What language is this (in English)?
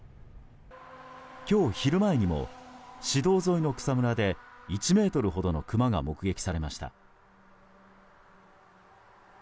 Japanese